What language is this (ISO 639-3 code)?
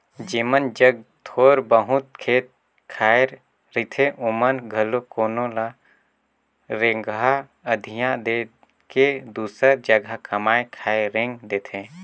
hne